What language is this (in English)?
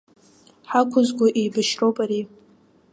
Abkhazian